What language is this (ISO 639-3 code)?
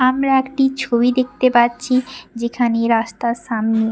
ben